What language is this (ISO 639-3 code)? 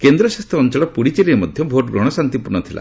ori